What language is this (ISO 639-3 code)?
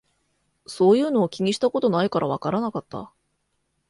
jpn